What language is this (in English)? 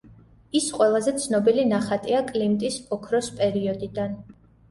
Georgian